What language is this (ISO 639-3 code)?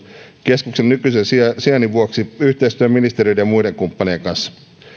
fin